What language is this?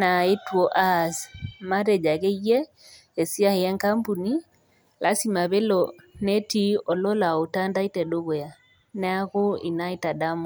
Masai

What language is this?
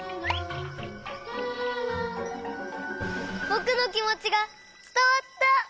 Japanese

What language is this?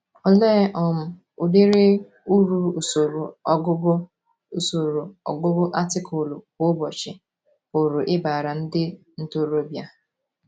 Igbo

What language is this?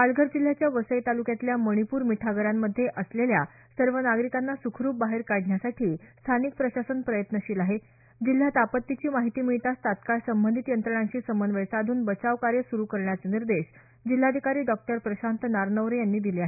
Marathi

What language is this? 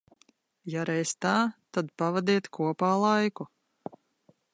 Latvian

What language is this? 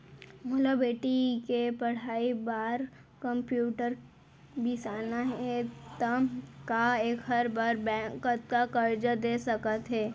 Chhattisgarhi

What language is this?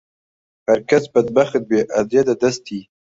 Central Kurdish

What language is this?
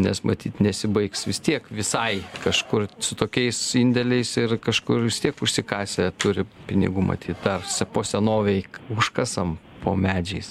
Lithuanian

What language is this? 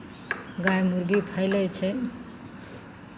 Maithili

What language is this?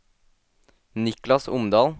Norwegian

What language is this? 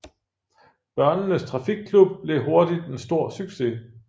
Danish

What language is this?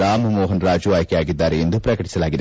Kannada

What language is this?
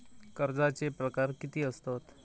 Marathi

